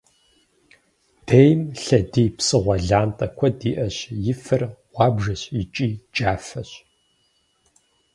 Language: Kabardian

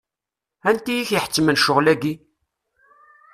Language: Kabyle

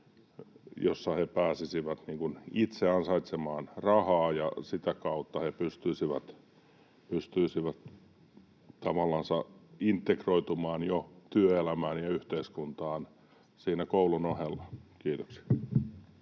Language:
Finnish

